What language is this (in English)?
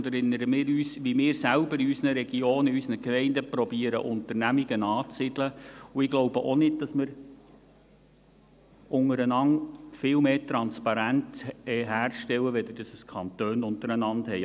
Swiss German